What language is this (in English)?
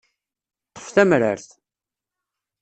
Kabyle